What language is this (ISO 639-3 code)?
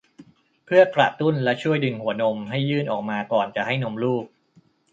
tha